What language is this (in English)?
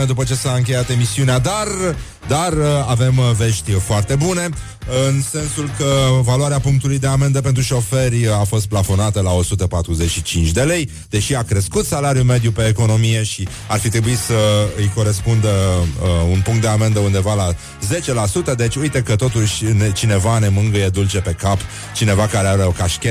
Romanian